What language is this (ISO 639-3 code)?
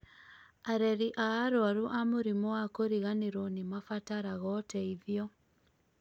kik